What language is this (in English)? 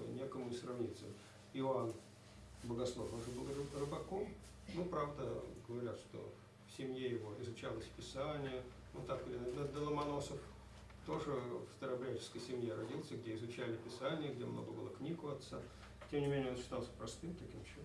Russian